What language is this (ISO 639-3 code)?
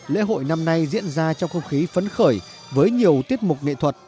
vie